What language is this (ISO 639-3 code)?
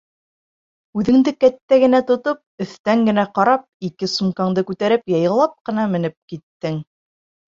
bak